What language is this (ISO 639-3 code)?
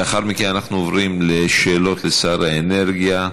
heb